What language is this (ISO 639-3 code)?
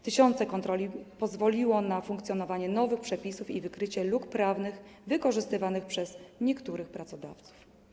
pol